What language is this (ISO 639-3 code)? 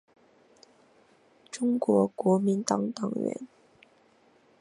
zho